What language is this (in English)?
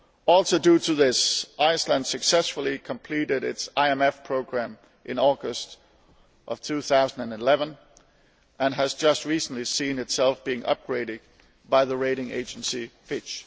English